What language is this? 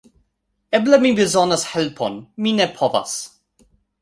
Esperanto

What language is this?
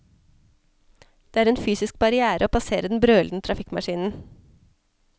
Norwegian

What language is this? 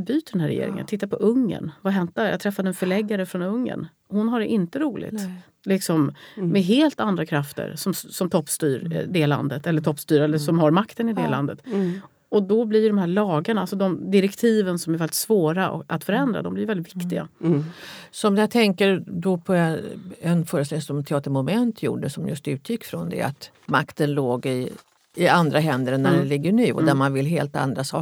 Swedish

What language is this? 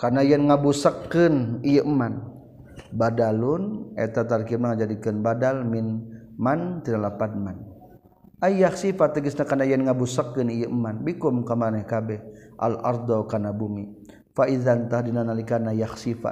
Malay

